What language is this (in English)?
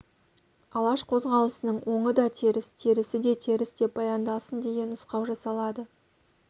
Kazakh